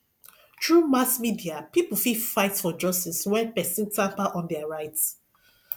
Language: Nigerian Pidgin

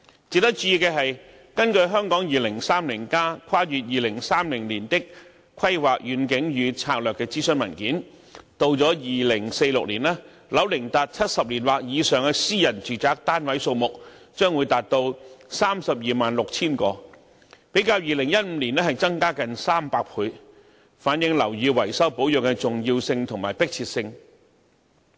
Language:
Cantonese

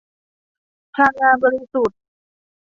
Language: Thai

